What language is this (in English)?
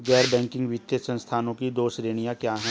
Hindi